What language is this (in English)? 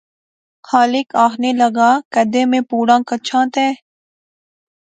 Pahari-Potwari